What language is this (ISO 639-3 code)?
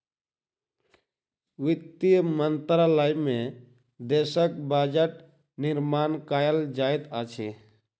mai